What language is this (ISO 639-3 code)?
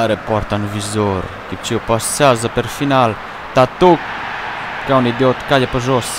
ron